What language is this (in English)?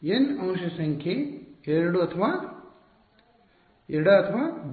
Kannada